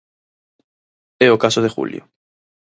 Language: Galician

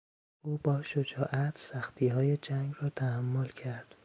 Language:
Persian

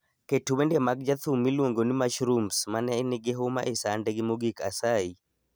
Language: Luo (Kenya and Tanzania)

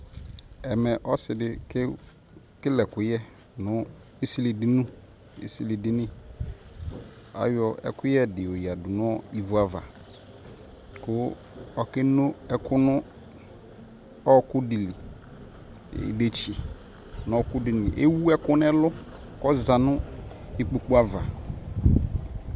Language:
Ikposo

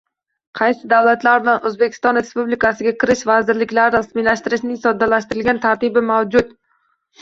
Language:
Uzbek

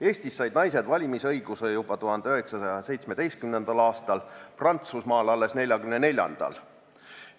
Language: Estonian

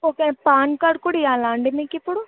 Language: Telugu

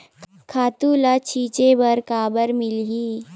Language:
Chhattisgarhi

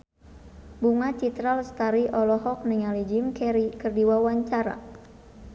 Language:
Sundanese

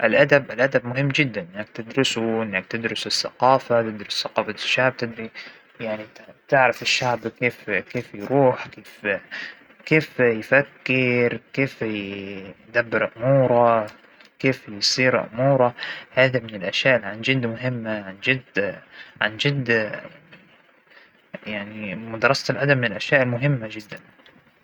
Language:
Hijazi Arabic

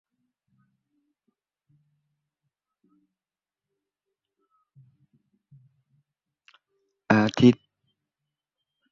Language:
Thai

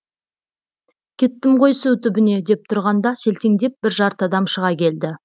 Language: Kazakh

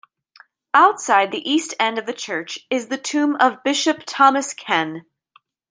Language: English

